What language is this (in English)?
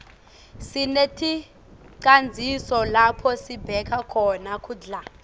Swati